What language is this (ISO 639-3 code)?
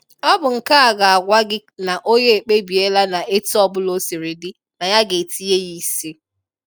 ibo